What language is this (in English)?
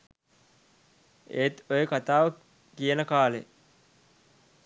Sinhala